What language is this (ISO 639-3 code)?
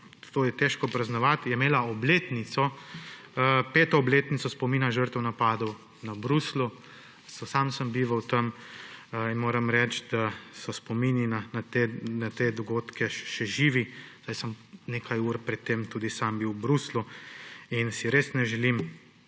slv